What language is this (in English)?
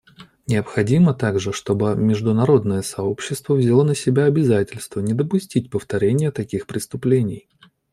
Russian